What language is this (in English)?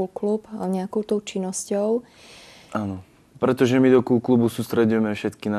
Czech